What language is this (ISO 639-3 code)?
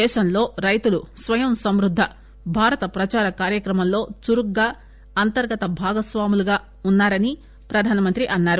tel